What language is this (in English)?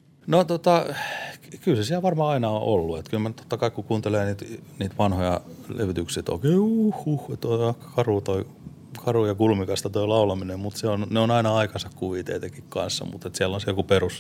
Finnish